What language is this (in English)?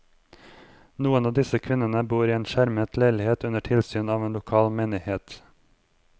Norwegian